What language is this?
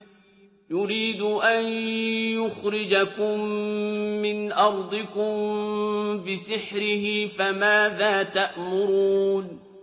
Arabic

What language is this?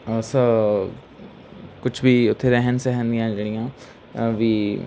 Punjabi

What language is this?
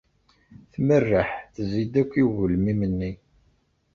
Kabyle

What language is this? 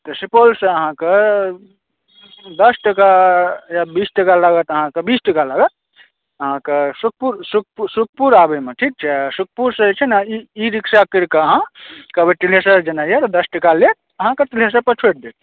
Maithili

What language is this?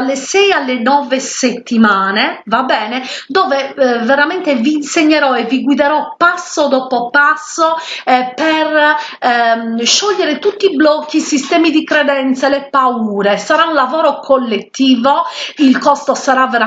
Italian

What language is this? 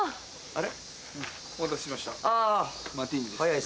Japanese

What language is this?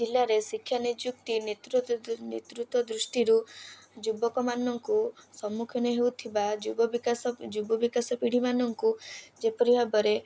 Odia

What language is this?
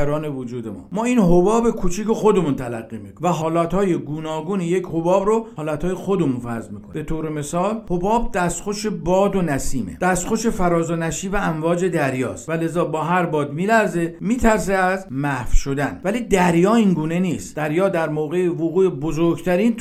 Persian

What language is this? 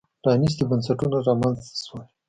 Pashto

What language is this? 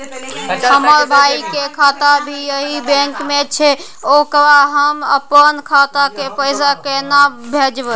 Maithili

